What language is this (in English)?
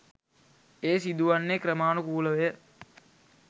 Sinhala